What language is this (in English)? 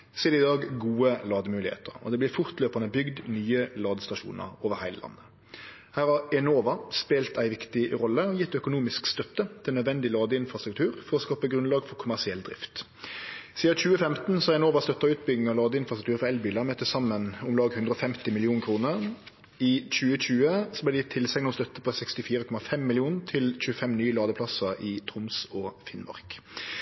Norwegian Nynorsk